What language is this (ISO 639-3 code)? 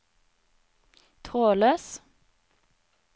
nor